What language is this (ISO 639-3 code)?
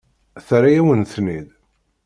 kab